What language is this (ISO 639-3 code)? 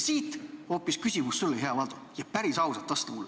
est